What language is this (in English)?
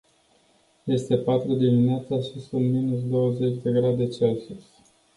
Romanian